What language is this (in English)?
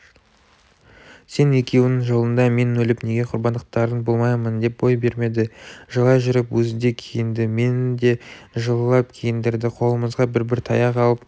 Kazakh